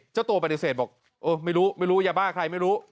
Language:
Thai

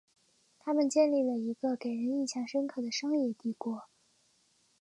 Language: Chinese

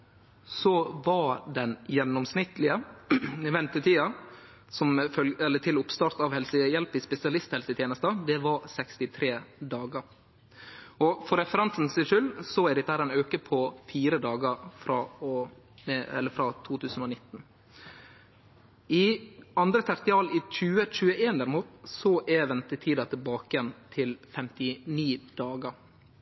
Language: Norwegian Nynorsk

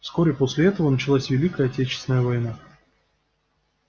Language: Russian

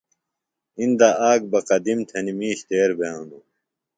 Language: Phalura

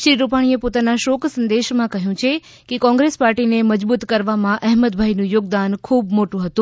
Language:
Gujarati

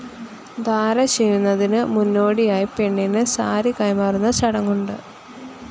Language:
Malayalam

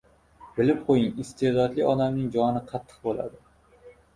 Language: Uzbek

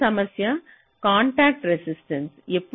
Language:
Telugu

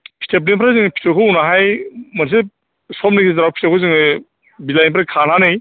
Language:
Bodo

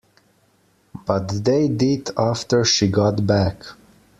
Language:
English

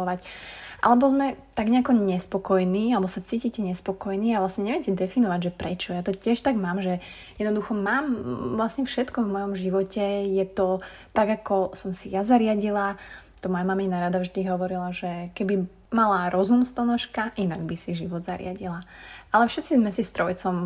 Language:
Slovak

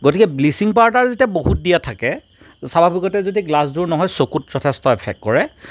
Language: Assamese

